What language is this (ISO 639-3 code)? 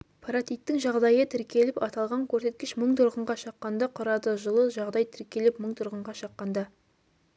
kaz